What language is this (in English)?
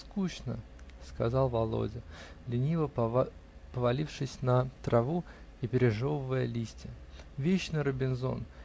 Russian